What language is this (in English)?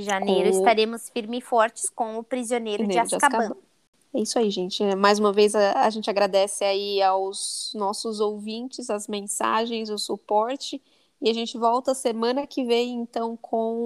Portuguese